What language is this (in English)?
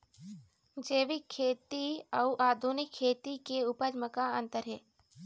Chhattisgarhi